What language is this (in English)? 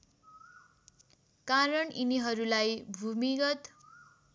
Nepali